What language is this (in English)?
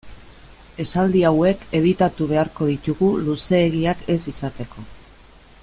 Basque